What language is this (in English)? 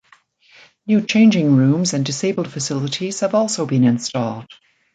English